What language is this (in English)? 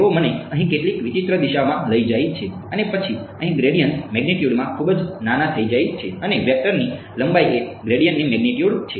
Gujarati